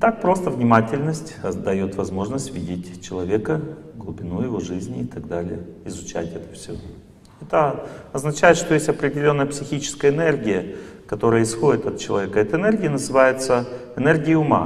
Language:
Russian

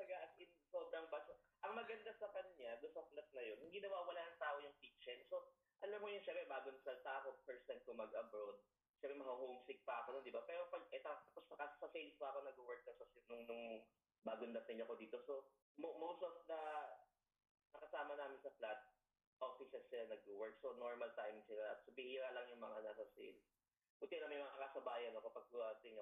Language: Filipino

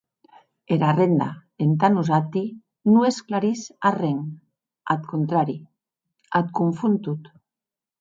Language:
Occitan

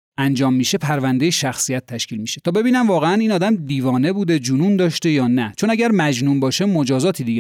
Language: Persian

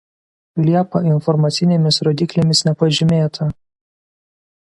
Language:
Lithuanian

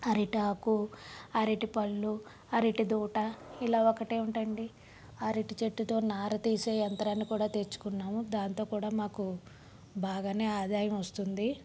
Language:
Telugu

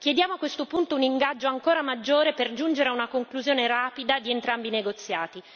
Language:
Italian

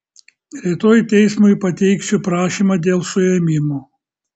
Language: Lithuanian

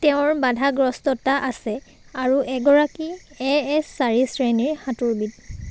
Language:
Assamese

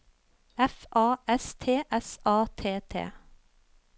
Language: Norwegian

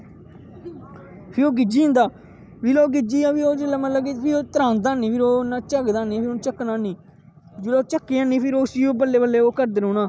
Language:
Dogri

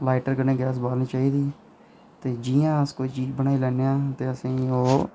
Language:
Dogri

